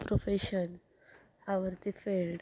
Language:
Marathi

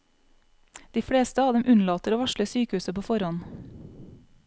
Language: Norwegian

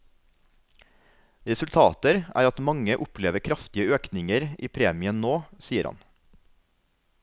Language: Norwegian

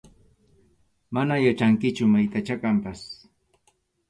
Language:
Arequipa-La Unión Quechua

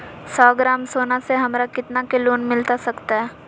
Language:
Magahi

